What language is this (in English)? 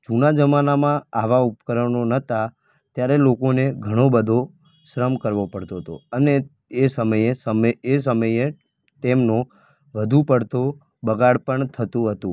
Gujarati